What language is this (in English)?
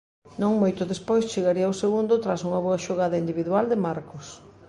Galician